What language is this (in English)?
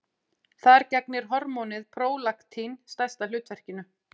Icelandic